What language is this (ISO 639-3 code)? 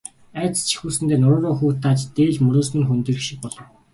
mon